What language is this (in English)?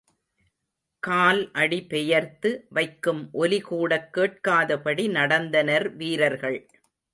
Tamil